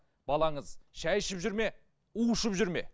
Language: Kazakh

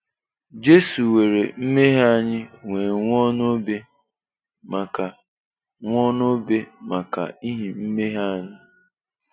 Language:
Igbo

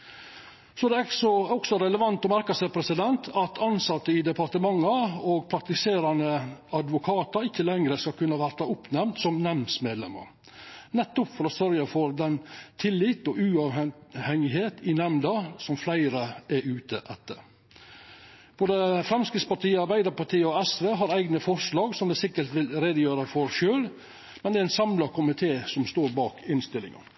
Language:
Norwegian Nynorsk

